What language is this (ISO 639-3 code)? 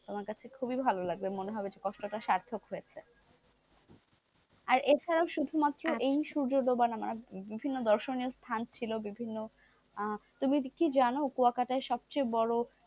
ben